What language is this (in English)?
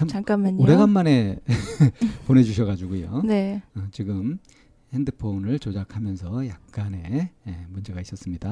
Korean